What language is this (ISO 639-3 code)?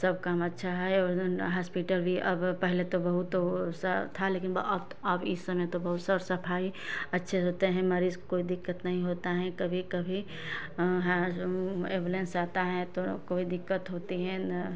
hin